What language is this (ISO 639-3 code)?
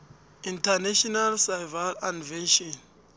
nbl